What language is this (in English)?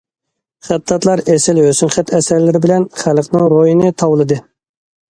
Uyghur